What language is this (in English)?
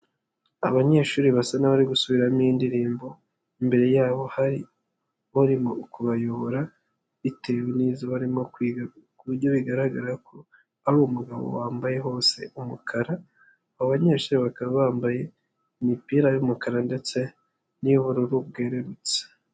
Kinyarwanda